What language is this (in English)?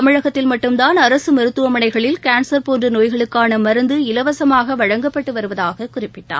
Tamil